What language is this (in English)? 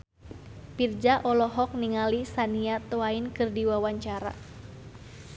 Sundanese